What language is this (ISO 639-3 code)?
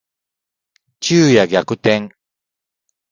jpn